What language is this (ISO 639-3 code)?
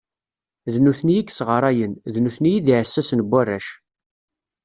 kab